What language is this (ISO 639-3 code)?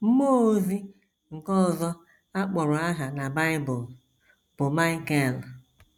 ibo